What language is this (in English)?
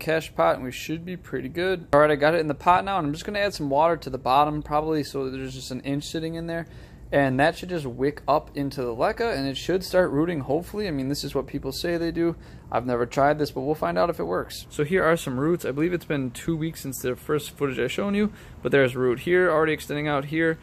English